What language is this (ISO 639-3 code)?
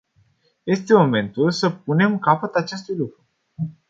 ron